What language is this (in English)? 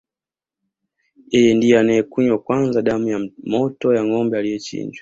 Swahili